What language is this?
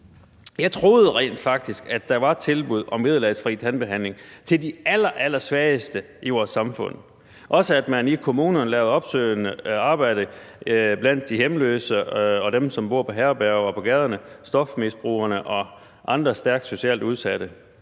Danish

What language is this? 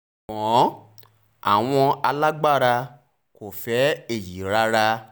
Yoruba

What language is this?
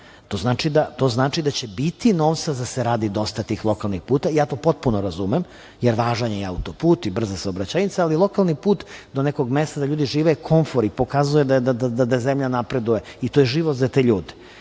Serbian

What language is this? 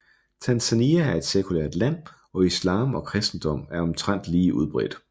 Danish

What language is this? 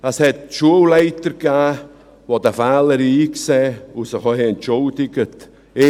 Swiss German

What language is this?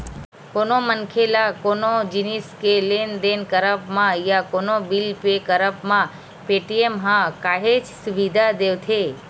Chhattisgarhi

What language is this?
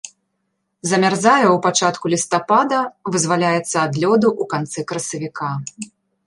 Belarusian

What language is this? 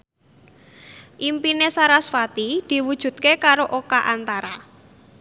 Javanese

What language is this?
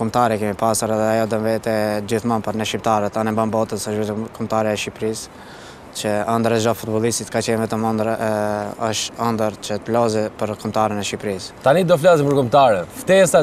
Romanian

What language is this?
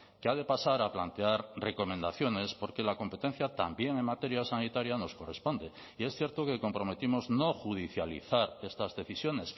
Spanish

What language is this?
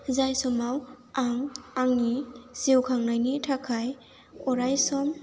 Bodo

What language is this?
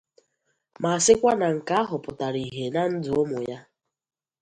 Igbo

